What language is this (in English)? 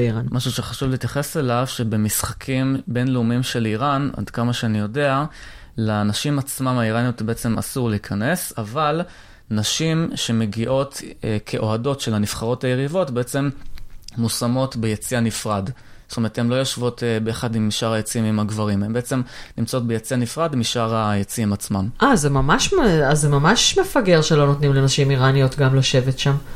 Hebrew